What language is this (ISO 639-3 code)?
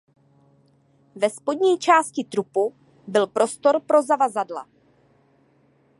ces